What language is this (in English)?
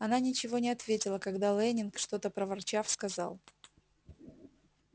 Russian